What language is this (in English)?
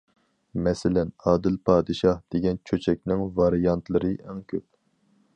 Uyghur